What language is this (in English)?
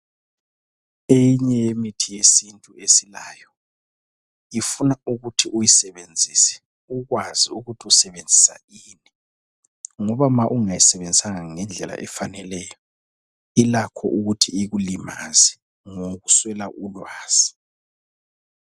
North Ndebele